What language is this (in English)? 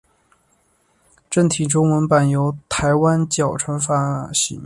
Chinese